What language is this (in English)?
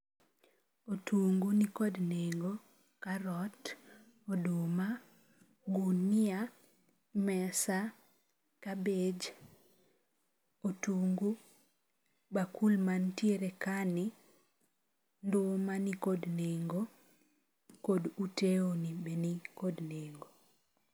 Luo (Kenya and Tanzania)